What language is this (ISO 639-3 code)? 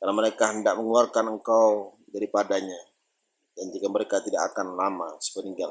ind